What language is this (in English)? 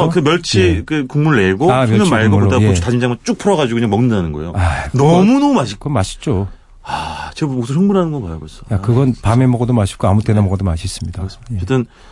Korean